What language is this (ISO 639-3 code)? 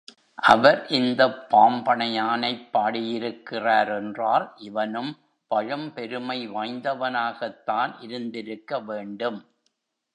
tam